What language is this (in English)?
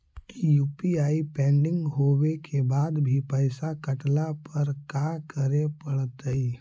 Magahi